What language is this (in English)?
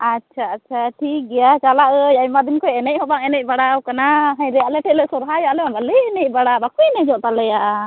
Santali